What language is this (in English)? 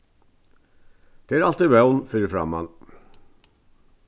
Faroese